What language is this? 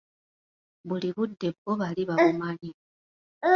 Ganda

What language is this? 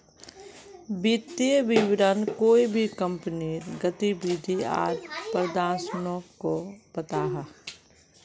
Magahi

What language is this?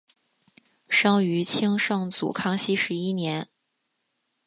Chinese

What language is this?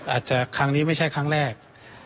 Thai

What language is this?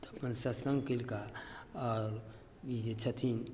Maithili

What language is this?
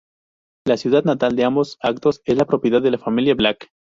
Spanish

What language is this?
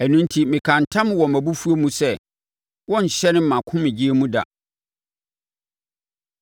Akan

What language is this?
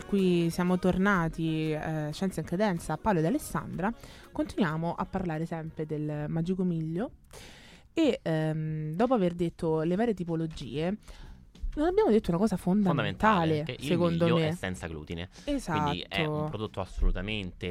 Italian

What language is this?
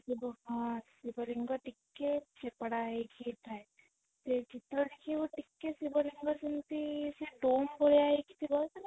Odia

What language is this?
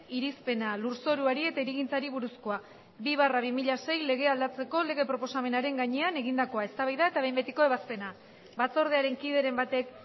Basque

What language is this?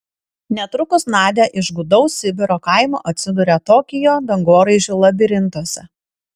Lithuanian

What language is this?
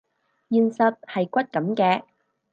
Cantonese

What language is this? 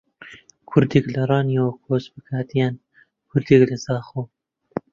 Central Kurdish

